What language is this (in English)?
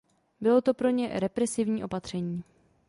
Czech